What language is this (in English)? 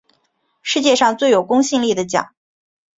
Chinese